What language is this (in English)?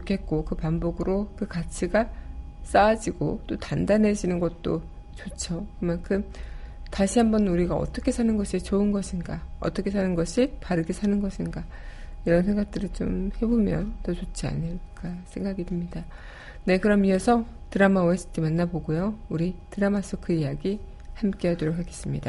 Korean